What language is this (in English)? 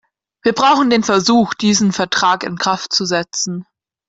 German